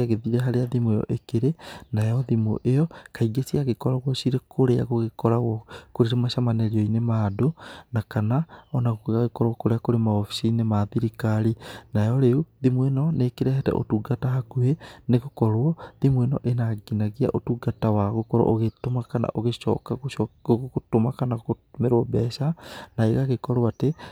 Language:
Kikuyu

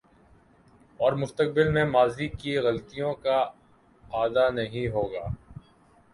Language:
Urdu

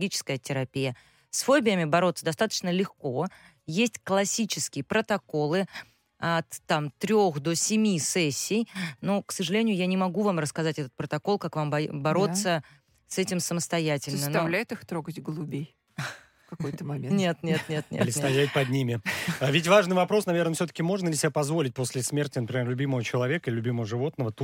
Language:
Russian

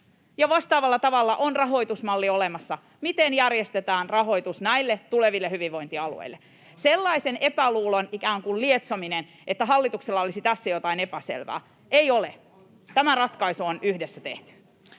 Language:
Finnish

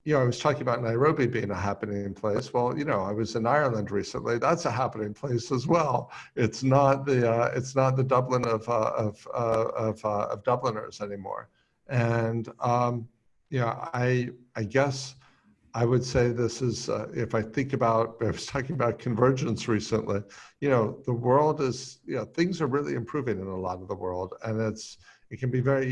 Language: English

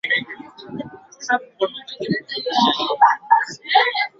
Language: Swahili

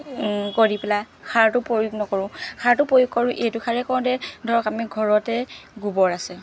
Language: Assamese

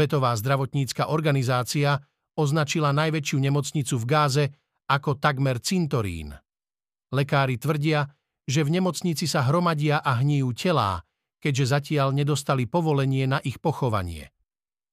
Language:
Slovak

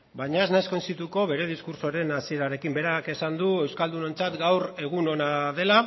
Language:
Basque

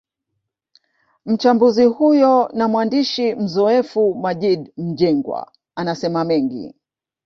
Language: Swahili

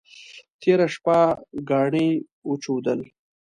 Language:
Pashto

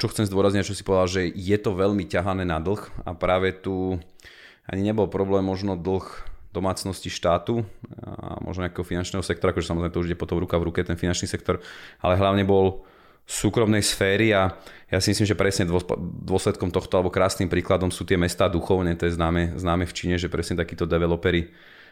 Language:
Slovak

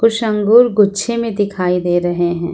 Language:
Hindi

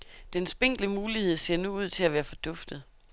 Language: Danish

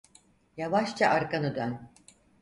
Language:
Turkish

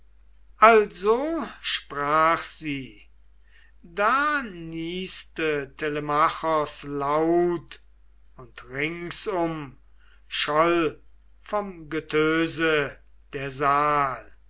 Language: German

